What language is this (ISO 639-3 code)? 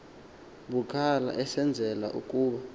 xho